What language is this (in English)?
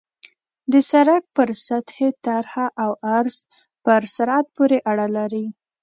Pashto